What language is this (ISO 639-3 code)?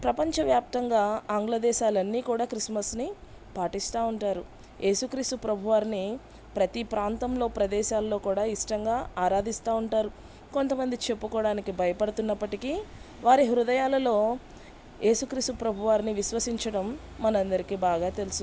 tel